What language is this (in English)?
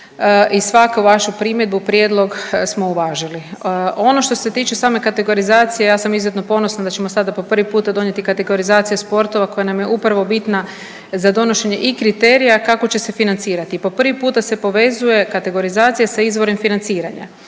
Croatian